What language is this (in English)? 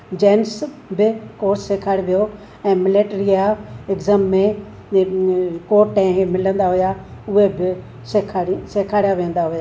Sindhi